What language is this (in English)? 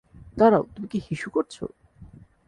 Bangla